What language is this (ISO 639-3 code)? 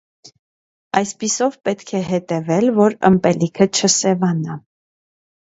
hye